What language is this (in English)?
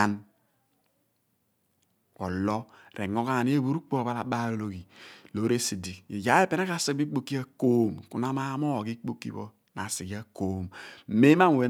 Abua